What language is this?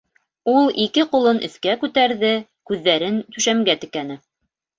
Bashkir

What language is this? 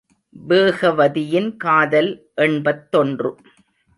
Tamil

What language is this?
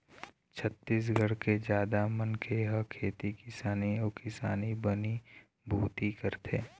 Chhattisgarhi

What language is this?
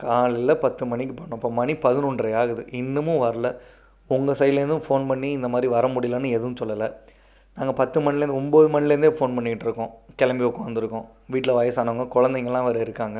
Tamil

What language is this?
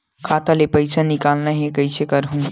Chhattisgarhi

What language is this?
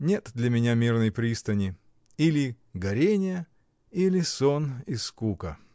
Russian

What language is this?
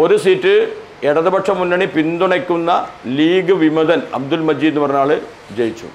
Malayalam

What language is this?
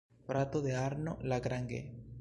Esperanto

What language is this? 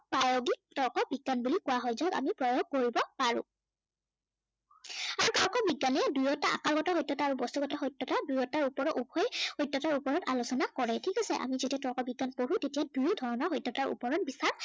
Assamese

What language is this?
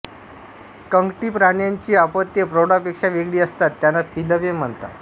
Marathi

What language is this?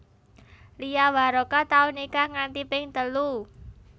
Javanese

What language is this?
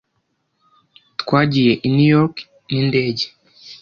Kinyarwanda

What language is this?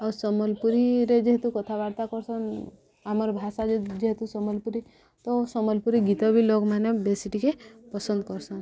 Odia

